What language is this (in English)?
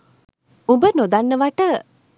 Sinhala